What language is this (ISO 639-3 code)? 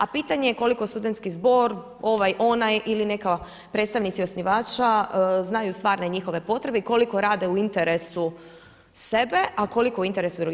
hrv